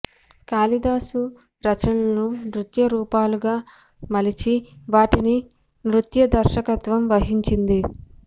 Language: Telugu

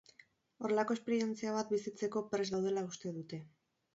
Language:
Basque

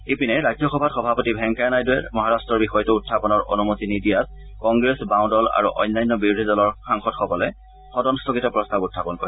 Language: Assamese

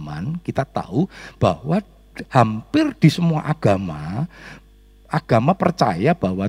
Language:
Indonesian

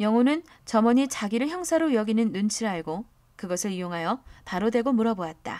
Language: Korean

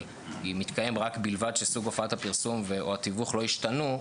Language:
Hebrew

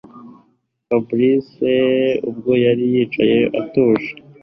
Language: Kinyarwanda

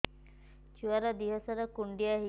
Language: Odia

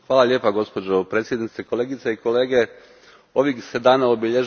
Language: Croatian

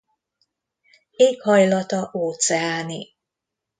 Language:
Hungarian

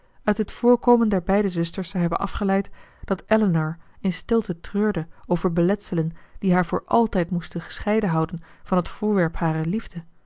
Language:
Dutch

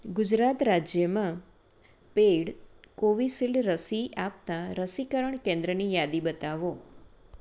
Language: Gujarati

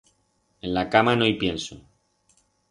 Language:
Aragonese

